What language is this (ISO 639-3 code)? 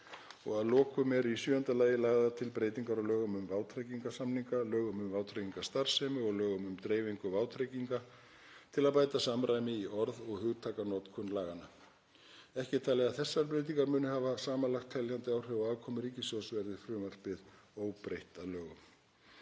isl